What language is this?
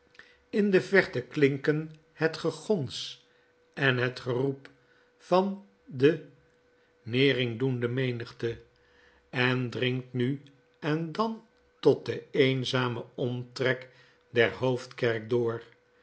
Dutch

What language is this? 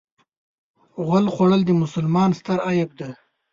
Pashto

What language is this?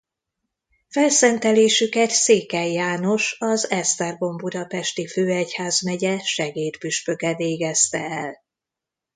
Hungarian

